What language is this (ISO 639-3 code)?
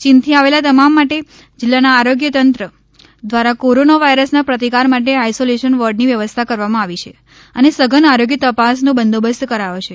guj